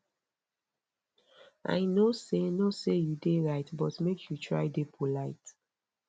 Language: Nigerian Pidgin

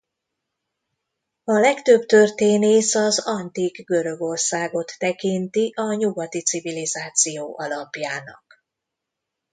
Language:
Hungarian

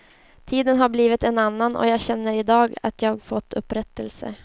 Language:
Swedish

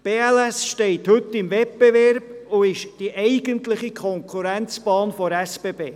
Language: Swiss German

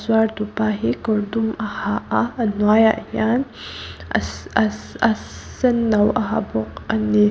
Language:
Mizo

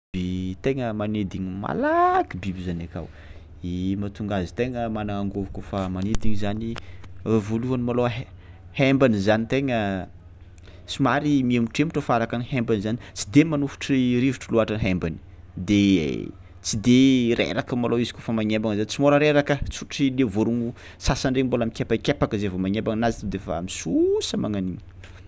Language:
Tsimihety Malagasy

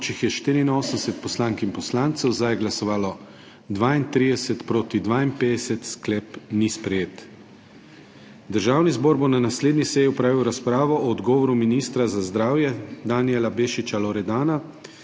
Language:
Slovenian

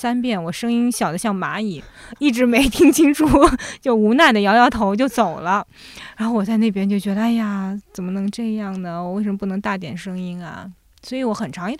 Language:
Chinese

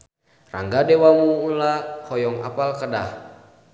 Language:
Sundanese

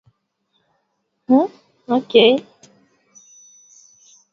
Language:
Swahili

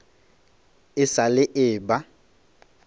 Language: Northern Sotho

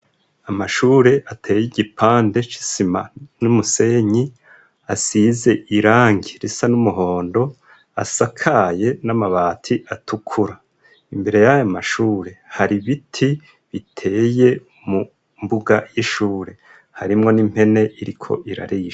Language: Rundi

